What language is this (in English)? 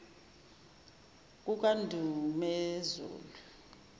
Zulu